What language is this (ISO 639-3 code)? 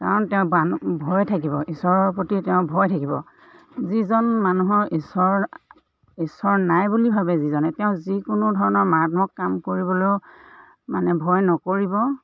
asm